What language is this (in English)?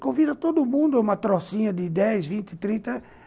Portuguese